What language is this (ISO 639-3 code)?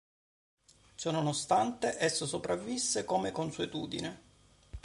ita